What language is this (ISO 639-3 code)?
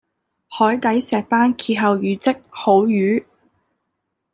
yue